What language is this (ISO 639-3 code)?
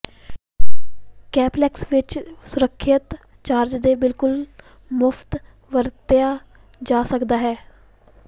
pan